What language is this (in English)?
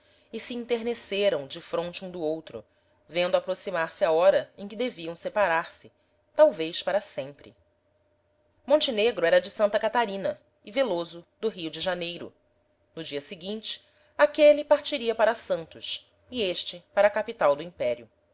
Portuguese